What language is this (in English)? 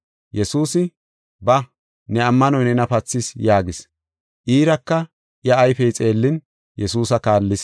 Gofa